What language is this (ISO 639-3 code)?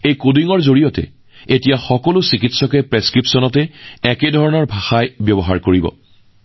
asm